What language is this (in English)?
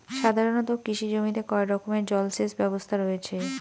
Bangla